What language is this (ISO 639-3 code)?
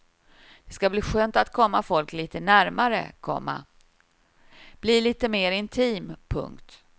swe